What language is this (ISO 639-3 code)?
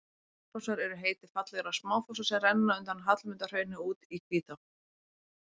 isl